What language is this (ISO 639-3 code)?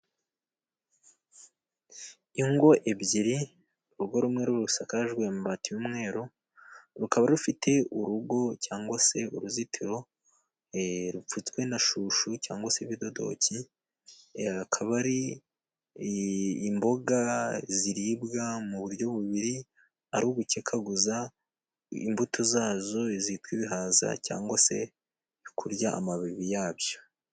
kin